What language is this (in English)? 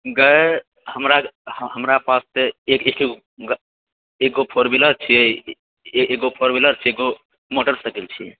Maithili